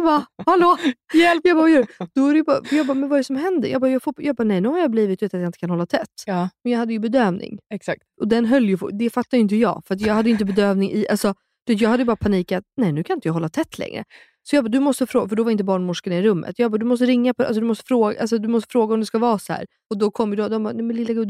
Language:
Swedish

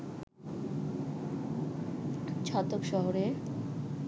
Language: Bangla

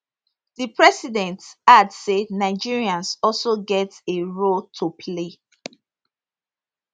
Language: Nigerian Pidgin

